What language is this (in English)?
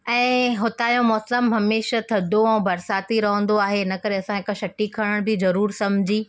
Sindhi